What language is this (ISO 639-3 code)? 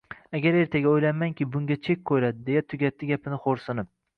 uzb